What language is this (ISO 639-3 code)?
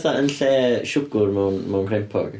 cym